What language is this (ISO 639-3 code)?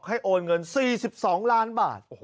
tha